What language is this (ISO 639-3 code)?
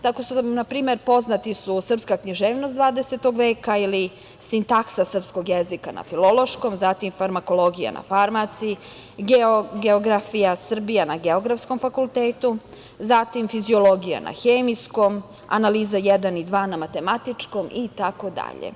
srp